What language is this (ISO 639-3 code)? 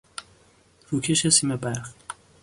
fas